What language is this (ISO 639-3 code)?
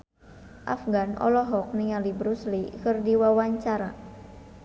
sun